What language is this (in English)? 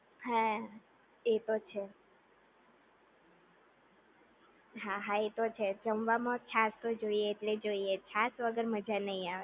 Gujarati